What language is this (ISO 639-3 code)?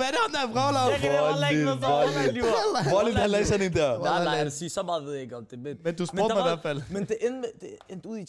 dan